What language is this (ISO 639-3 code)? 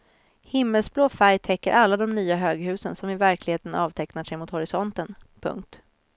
swe